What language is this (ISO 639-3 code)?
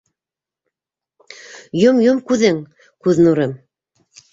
bak